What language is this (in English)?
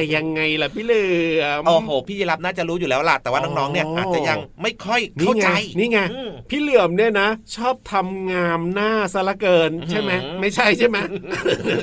Thai